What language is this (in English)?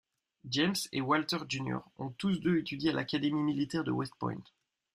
French